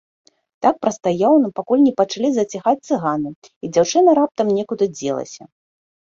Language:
Belarusian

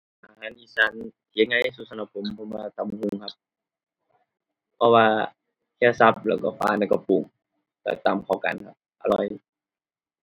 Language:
Thai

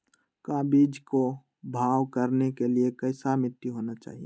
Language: Magahi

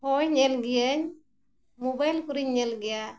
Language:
Santali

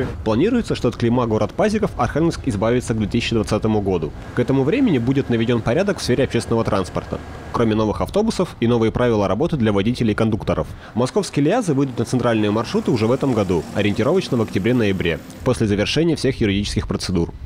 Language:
Russian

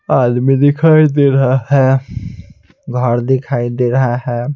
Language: Hindi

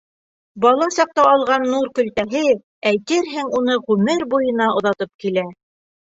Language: Bashkir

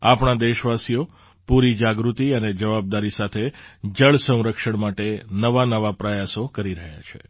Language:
Gujarati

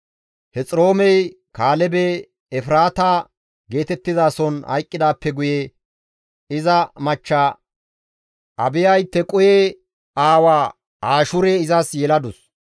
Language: Gamo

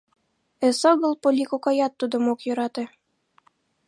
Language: Mari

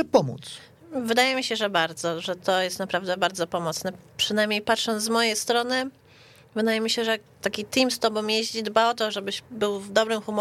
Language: Polish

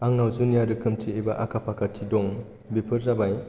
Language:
Bodo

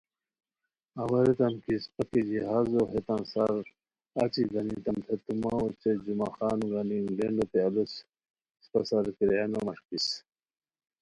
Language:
Khowar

